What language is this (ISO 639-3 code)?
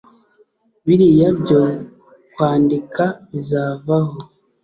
kin